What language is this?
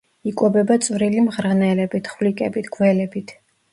Georgian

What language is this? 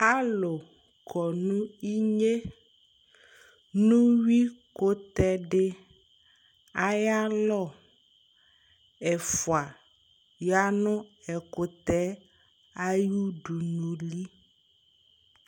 Ikposo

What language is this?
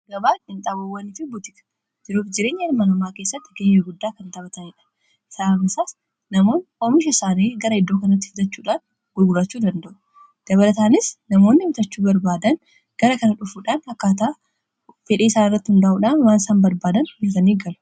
Oromo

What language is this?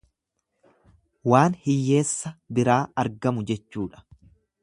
Oromo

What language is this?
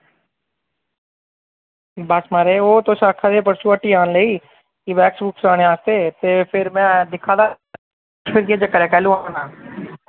Dogri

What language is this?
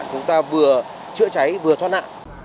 Vietnamese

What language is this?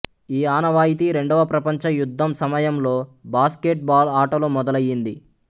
Telugu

